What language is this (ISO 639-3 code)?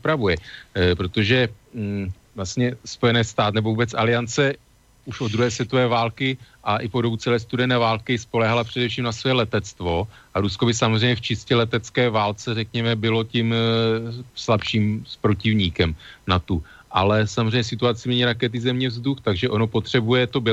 ces